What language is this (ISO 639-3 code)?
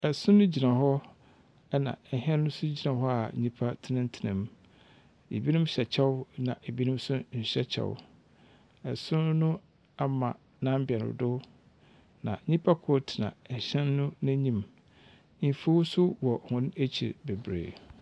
aka